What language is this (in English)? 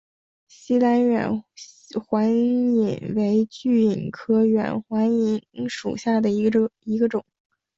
Chinese